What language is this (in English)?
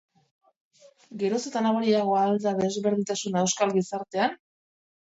Basque